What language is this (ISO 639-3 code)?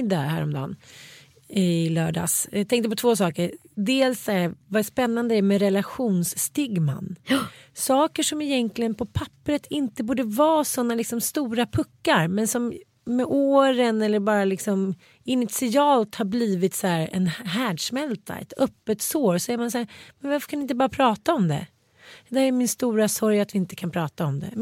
swe